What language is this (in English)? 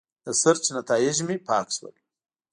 Pashto